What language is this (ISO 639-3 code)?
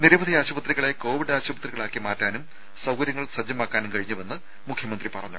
mal